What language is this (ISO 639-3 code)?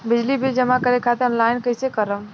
bho